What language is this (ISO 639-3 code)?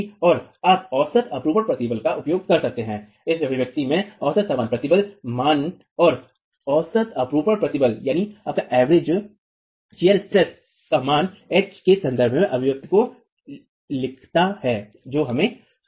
hin